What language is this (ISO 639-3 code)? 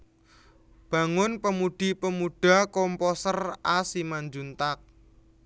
jav